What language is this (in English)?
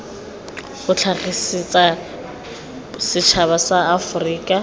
Tswana